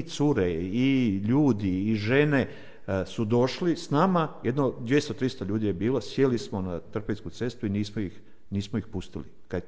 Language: Croatian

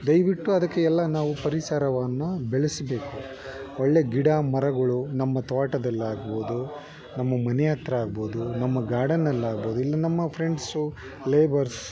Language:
Kannada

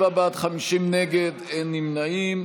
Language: Hebrew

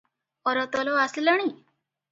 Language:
Odia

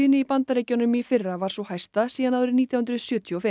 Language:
Icelandic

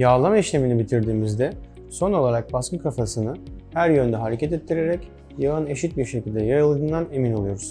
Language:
Turkish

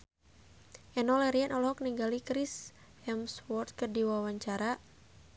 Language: Sundanese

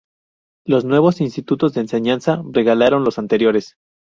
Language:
Spanish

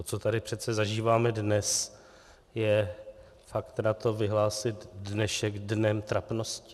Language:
Czech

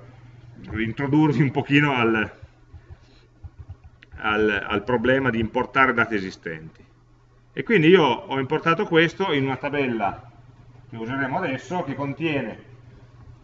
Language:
Italian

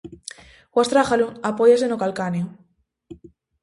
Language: Galician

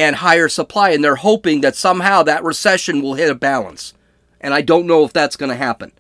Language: English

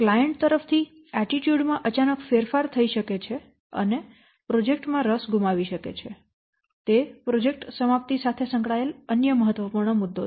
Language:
Gujarati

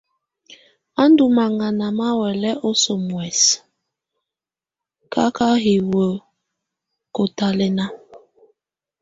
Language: Tunen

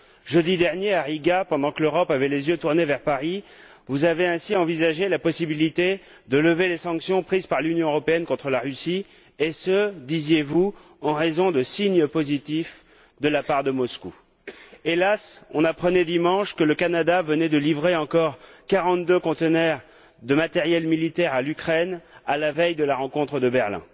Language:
French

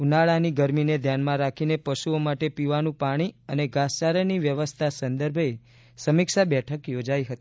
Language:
Gujarati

